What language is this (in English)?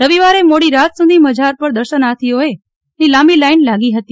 Gujarati